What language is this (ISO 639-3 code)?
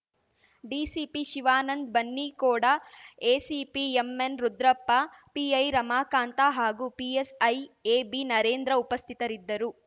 kan